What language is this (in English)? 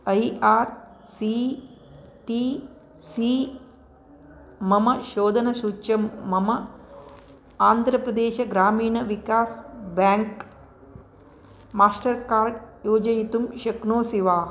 Sanskrit